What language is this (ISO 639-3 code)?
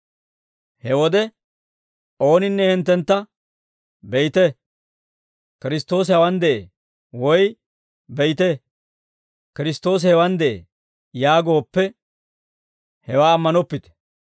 dwr